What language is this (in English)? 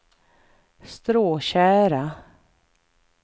Swedish